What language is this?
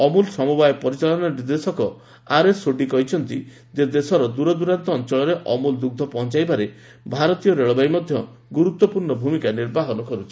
Odia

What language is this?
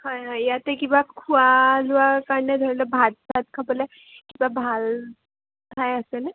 Assamese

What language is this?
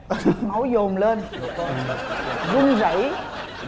Vietnamese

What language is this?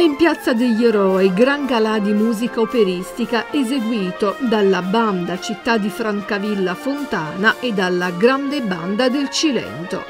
Italian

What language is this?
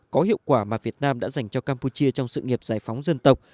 Vietnamese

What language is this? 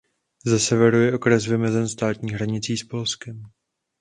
Czech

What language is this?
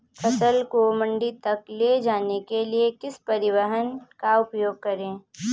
Hindi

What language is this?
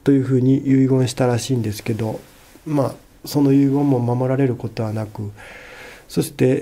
Japanese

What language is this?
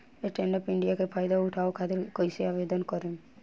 Bhojpuri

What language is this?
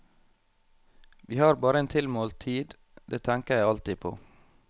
Norwegian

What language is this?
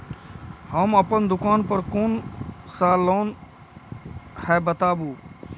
Maithili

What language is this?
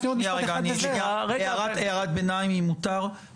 Hebrew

